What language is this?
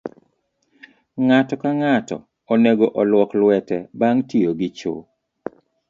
Luo (Kenya and Tanzania)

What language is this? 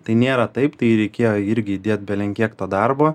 Lithuanian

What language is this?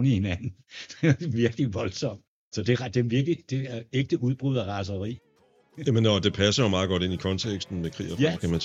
Danish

